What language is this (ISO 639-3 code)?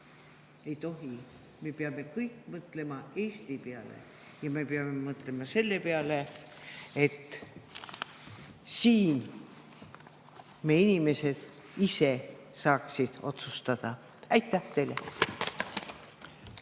est